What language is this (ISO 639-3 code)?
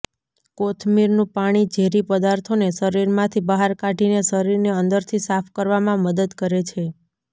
guj